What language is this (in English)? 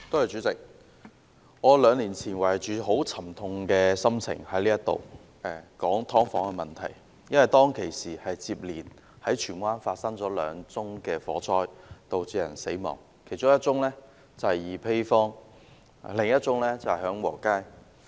Cantonese